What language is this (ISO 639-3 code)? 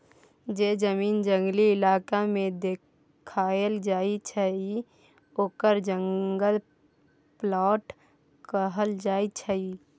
mai